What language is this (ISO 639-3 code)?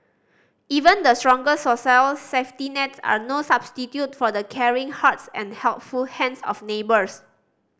eng